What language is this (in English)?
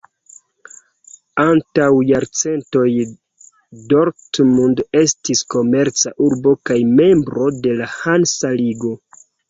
Esperanto